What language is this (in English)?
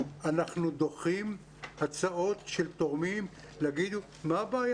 Hebrew